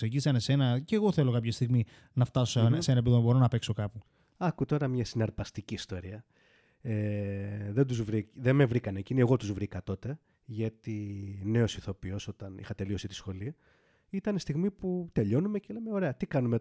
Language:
Greek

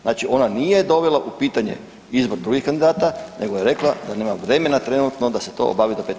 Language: Croatian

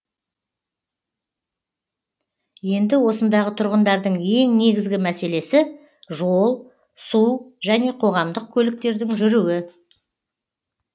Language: Kazakh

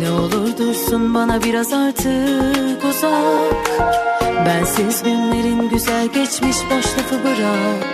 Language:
Turkish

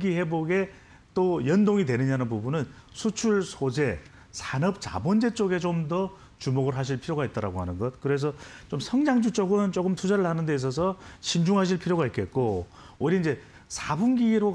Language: Korean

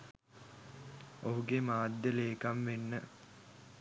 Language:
Sinhala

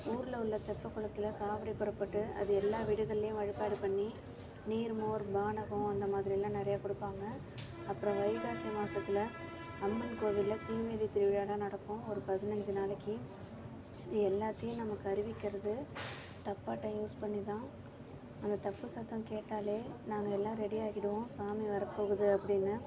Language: Tamil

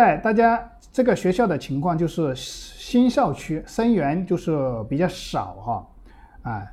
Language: Chinese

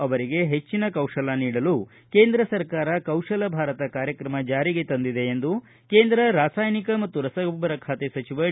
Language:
Kannada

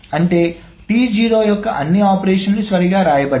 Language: Telugu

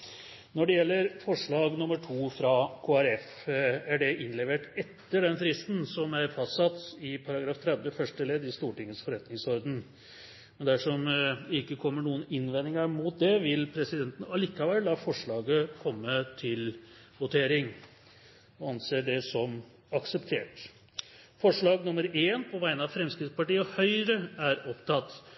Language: Norwegian Bokmål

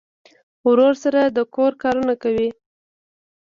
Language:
Pashto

